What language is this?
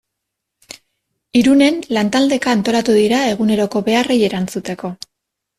Basque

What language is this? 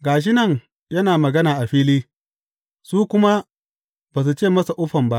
Hausa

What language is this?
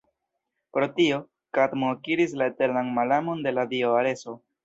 Esperanto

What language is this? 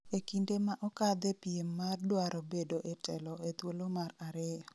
Luo (Kenya and Tanzania)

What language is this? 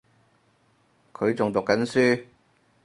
Cantonese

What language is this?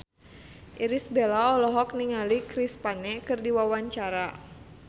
Sundanese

